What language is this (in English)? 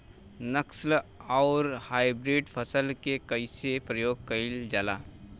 Bhojpuri